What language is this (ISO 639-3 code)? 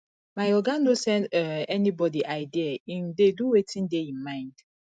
pcm